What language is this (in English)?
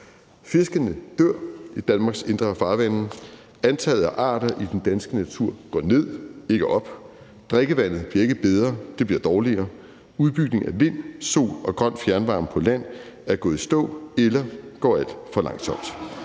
Danish